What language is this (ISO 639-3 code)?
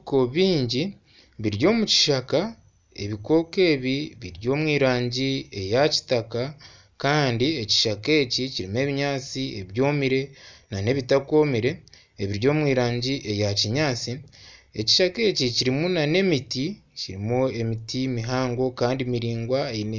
nyn